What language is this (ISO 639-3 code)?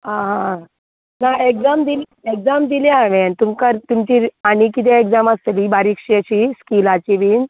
kok